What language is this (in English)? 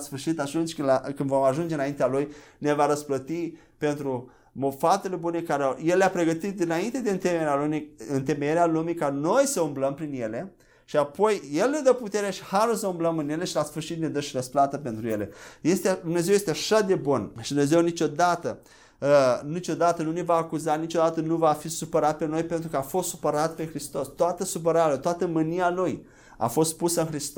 Romanian